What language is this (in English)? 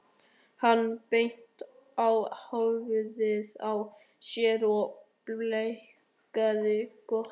Icelandic